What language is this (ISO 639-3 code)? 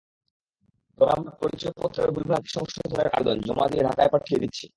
ben